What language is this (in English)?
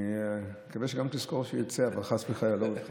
Hebrew